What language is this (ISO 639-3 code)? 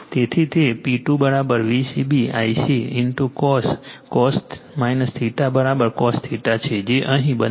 guj